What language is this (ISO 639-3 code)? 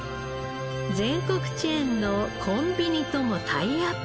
jpn